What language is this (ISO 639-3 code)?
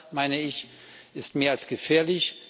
deu